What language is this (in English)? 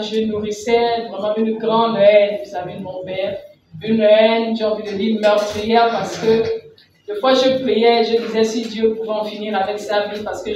French